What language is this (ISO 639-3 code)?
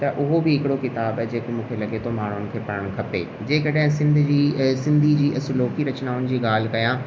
snd